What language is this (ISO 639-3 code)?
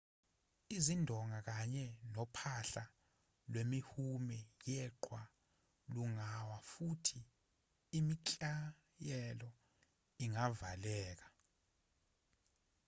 zul